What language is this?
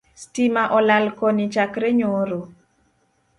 Luo (Kenya and Tanzania)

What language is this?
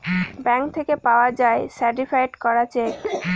Bangla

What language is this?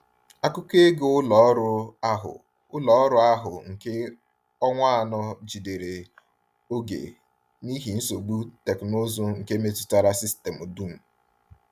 Igbo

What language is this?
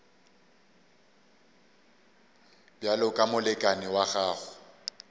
Northern Sotho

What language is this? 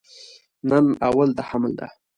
Pashto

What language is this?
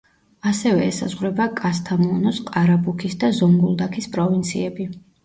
Georgian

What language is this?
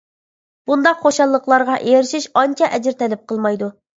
Uyghur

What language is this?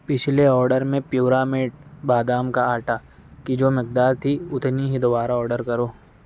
Urdu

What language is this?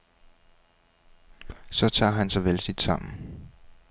Danish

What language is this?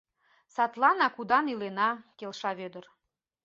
Mari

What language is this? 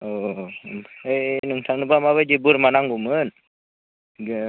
Bodo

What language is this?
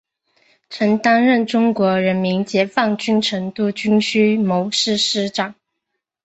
Chinese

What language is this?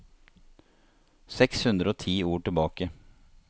Norwegian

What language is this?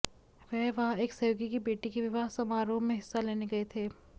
Hindi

